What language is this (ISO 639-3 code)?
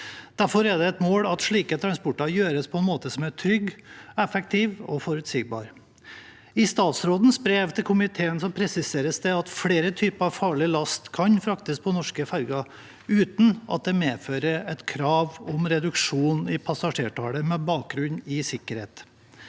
nor